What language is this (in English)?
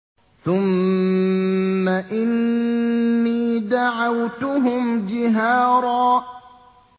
Arabic